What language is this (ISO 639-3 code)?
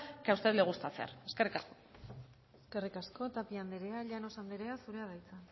eus